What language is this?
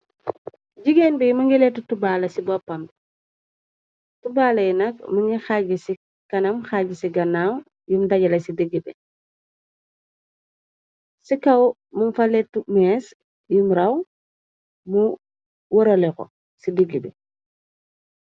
Wolof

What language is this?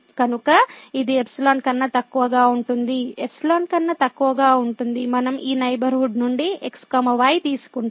Telugu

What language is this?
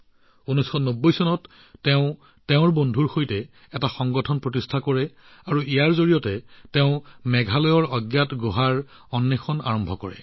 Assamese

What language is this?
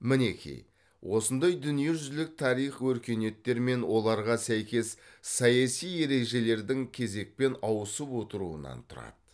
Kazakh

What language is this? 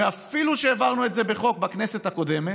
Hebrew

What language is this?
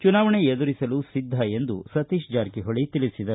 Kannada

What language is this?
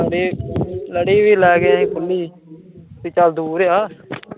Punjabi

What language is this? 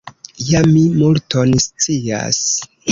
Esperanto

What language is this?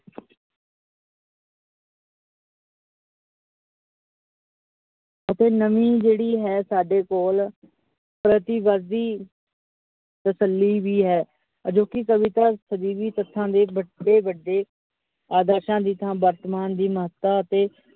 Punjabi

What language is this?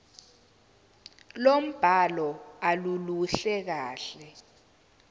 Zulu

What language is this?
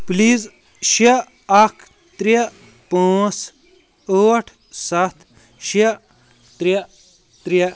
Kashmiri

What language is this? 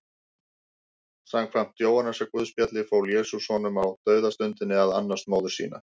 Icelandic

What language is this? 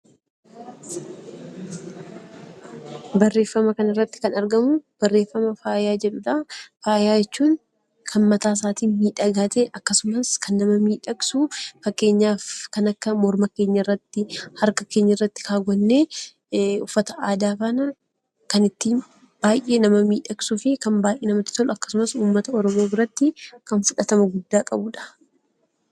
Oromo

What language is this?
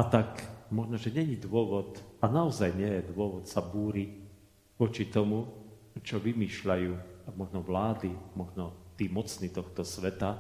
Slovak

